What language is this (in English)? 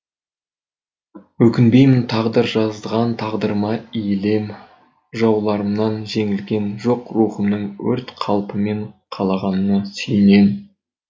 Kazakh